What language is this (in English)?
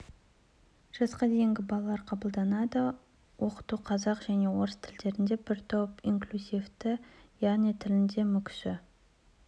Kazakh